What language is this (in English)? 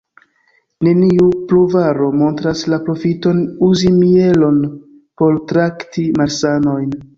Esperanto